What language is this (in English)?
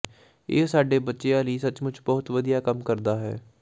Punjabi